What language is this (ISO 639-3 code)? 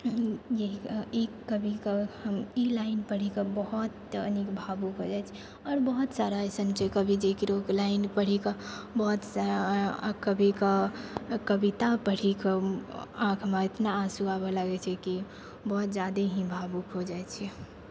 mai